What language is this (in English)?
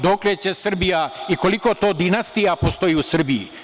Serbian